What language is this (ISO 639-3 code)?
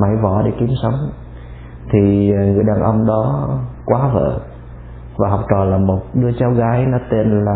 vie